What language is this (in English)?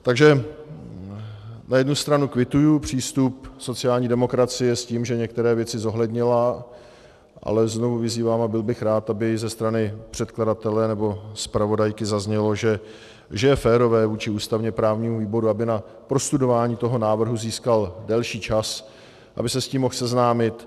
Czech